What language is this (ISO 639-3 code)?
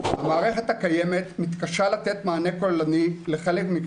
heb